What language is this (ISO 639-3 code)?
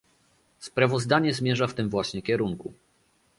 pol